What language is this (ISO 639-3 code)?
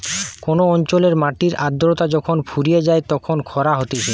ben